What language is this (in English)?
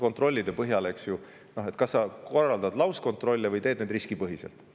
Estonian